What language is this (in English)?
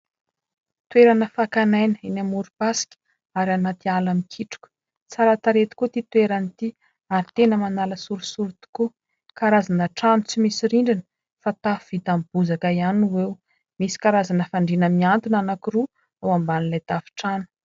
Malagasy